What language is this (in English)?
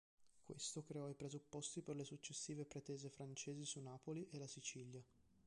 Italian